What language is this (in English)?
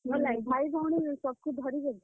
Odia